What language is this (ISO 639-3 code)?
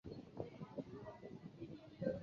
zho